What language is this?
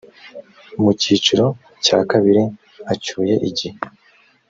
Kinyarwanda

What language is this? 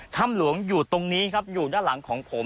Thai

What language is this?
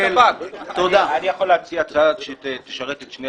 Hebrew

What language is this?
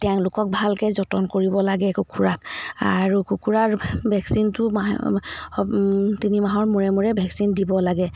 Assamese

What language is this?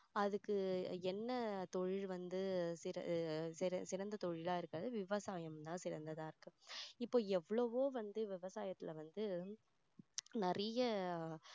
Tamil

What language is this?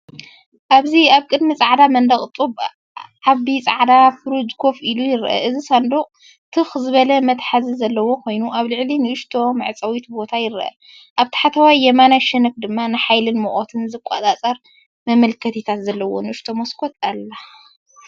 Tigrinya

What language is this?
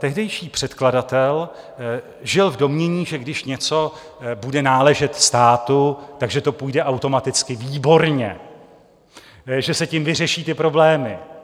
Czech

